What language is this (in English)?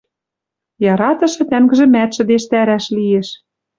Western Mari